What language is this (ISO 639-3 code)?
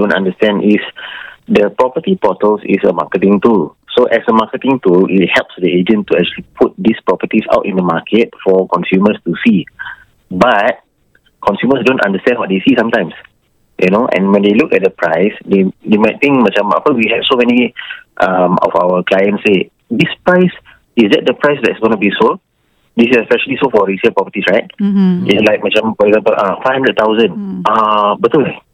msa